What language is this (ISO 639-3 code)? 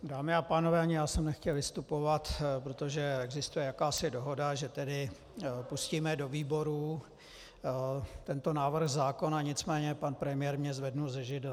ces